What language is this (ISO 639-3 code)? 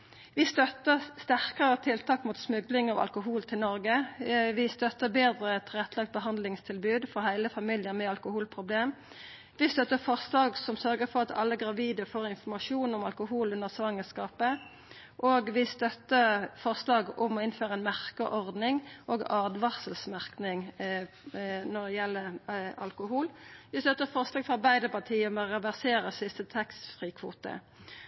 nno